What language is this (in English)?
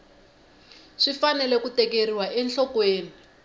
Tsonga